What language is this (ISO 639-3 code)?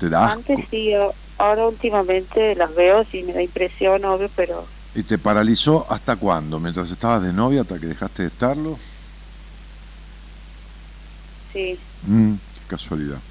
spa